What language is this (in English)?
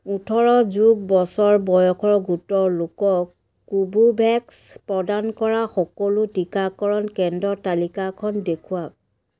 Assamese